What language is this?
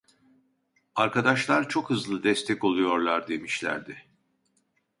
Turkish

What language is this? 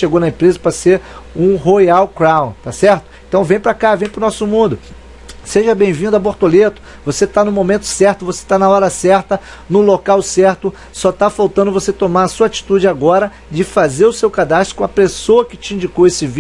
Portuguese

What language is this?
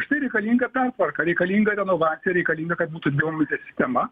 Lithuanian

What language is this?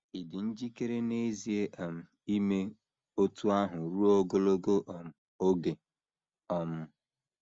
Igbo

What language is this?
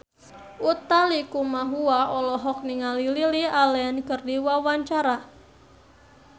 Sundanese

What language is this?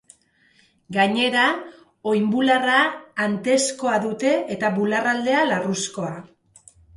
Basque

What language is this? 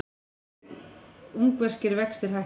Icelandic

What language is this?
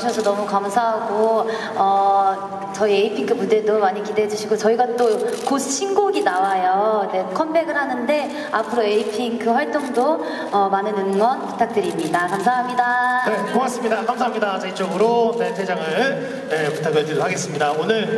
Korean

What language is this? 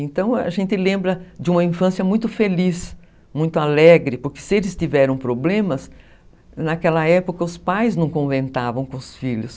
Portuguese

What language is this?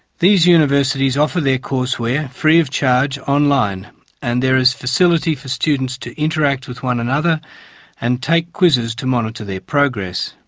English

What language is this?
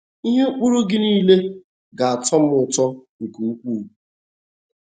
Igbo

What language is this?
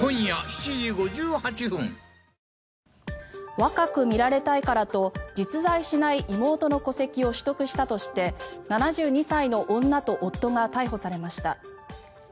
Japanese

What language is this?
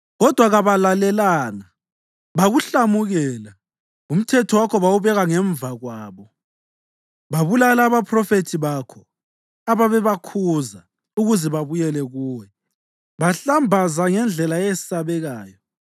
North Ndebele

